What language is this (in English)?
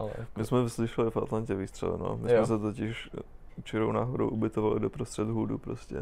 Czech